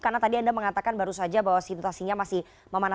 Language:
Indonesian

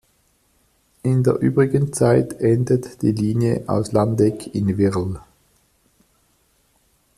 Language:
German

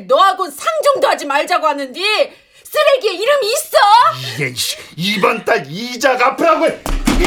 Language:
Korean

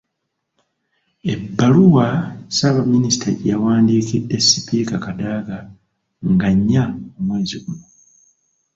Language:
Ganda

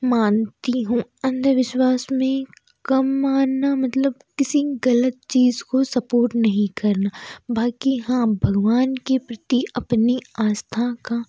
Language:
Hindi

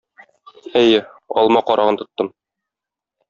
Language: Tatar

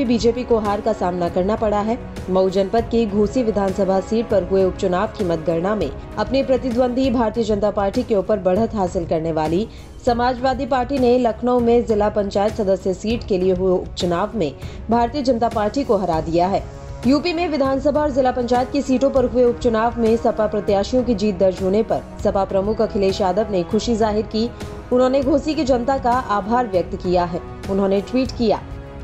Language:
Hindi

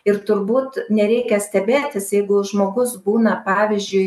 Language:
Lithuanian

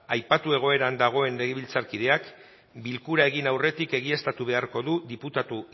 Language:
Basque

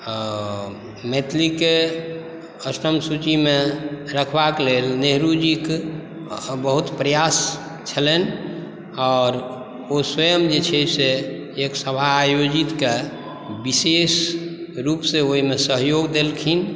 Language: Maithili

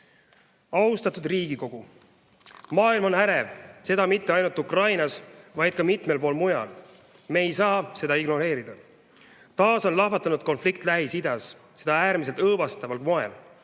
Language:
Estonian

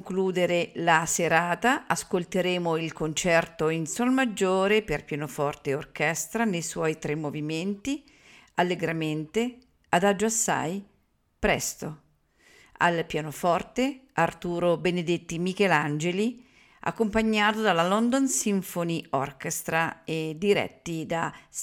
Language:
Italian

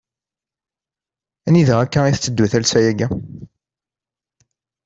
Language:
Kabyle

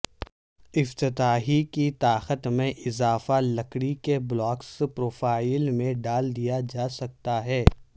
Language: Urdu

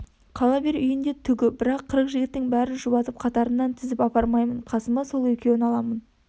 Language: Kazakh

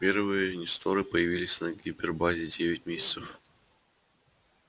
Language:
Russian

